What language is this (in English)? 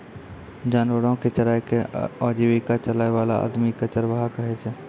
Maithili